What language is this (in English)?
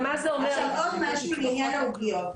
Hebrew